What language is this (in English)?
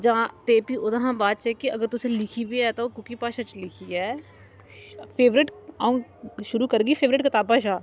Dogri